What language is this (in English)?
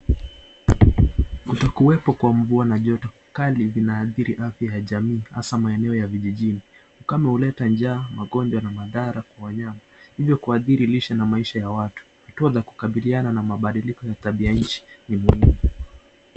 Swahili